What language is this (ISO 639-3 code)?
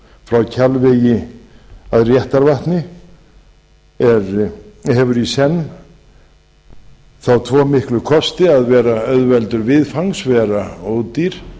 isl